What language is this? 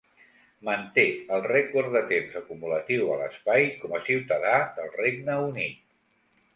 Catalan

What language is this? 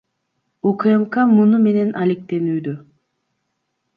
Kyrgyz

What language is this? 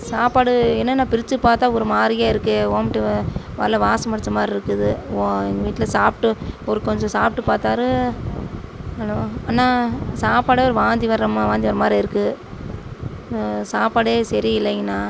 Tamil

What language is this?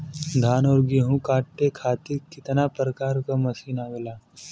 Bhojpuri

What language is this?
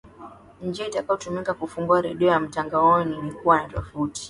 Swahili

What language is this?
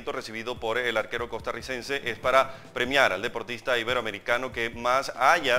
Spanish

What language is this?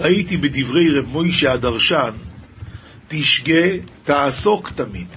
Hebrew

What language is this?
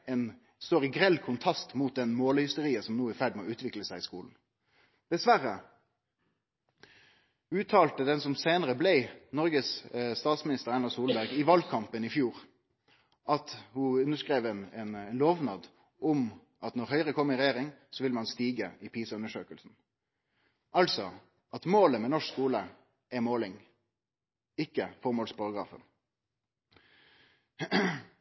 Norwegian Nynorsk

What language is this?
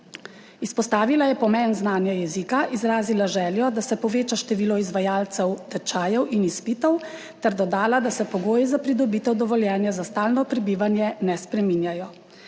Slovenian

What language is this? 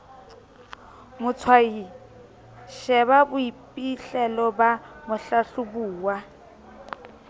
Southern Sotho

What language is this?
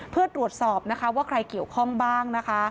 Thai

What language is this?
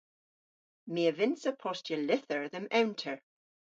Cornish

